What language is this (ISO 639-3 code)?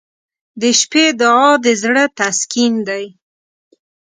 pus